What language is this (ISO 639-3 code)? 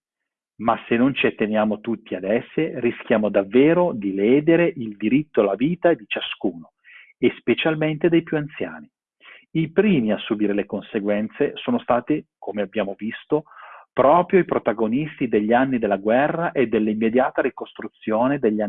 ita